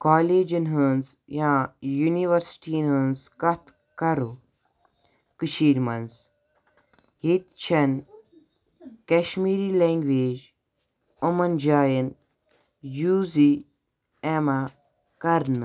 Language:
Kashmiri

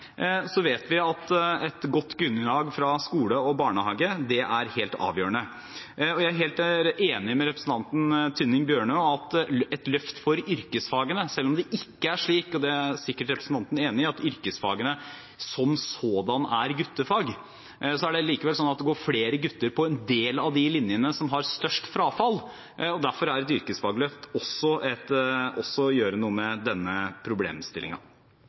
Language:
Norwegian Bokmål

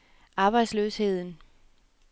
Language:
Danish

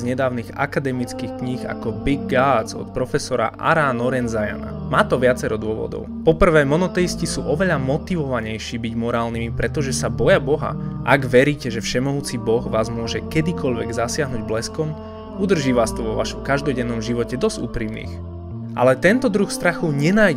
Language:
Slovak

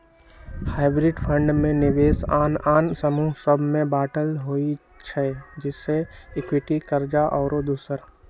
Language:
Magahi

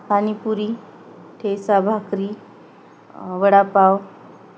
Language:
Marathi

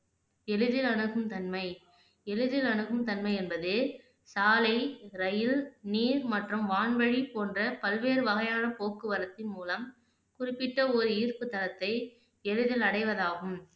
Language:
Tamil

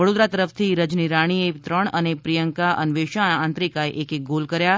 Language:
Gujarati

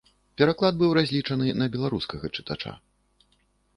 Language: Belarusian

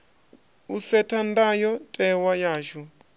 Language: Venda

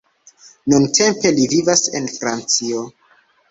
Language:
Esperanto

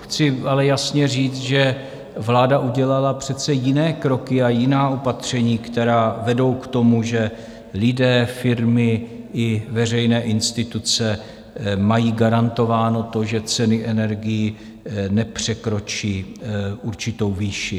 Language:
Czech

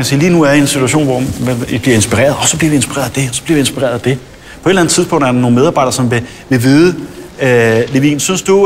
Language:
Danish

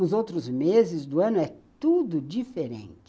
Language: Portuguese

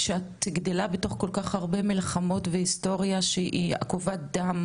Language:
Hebrew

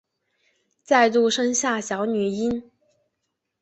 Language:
Chinese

